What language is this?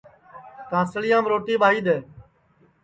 Sansi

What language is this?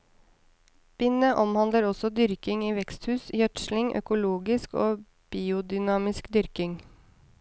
Norwegian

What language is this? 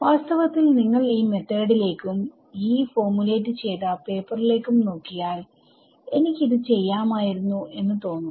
Malayalam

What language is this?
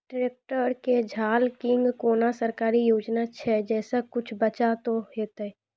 Maithili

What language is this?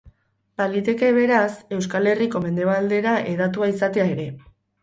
Basque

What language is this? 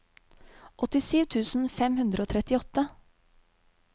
Norwegian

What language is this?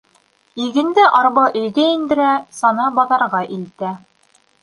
Bashkir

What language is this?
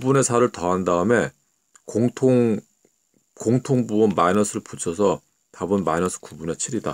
Korean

